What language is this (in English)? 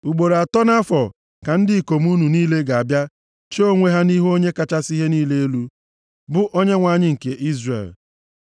Igbo